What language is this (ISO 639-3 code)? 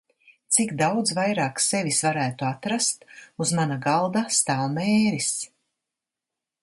lav